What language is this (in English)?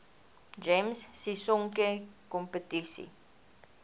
Afrikaans